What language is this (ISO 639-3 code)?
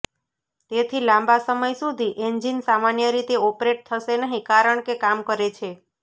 guj